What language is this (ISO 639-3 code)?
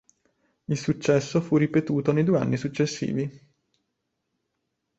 ita